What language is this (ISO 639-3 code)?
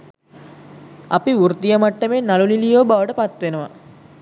sin